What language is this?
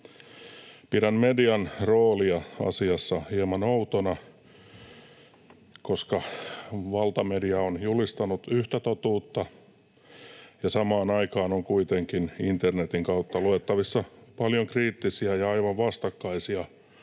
Finnish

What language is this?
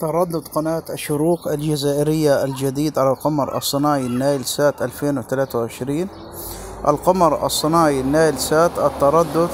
Arabic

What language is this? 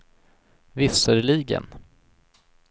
Swedish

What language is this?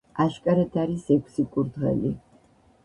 Georgian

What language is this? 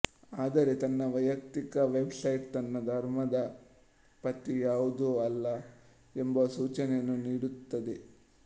Kannada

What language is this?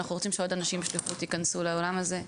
Hebrew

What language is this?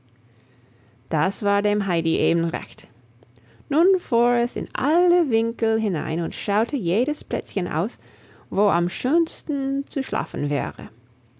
German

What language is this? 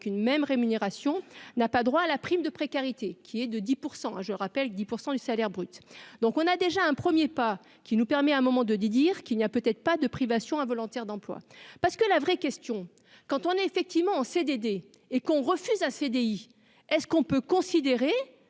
French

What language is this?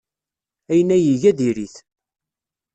Kabyle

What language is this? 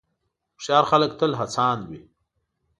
Pashto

